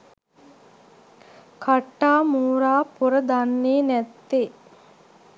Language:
Sinhala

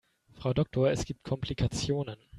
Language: German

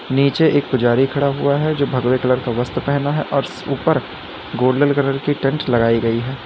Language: Hindi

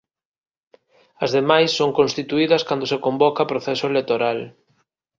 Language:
Galician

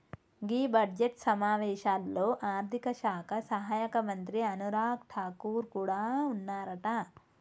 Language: Telugu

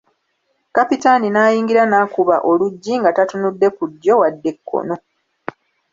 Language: Ganda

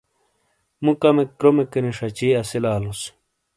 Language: Shina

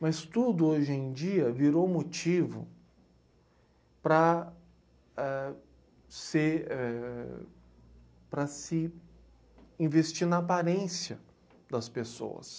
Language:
Portuguese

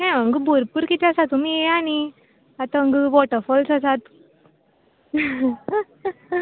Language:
Konkani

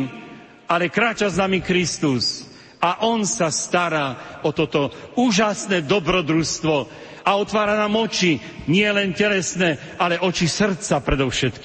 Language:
Slovak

